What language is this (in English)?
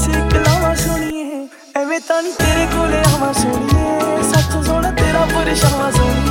Punjabi